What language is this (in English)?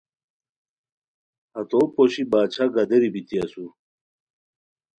Khowar